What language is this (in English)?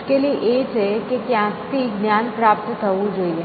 Gujarati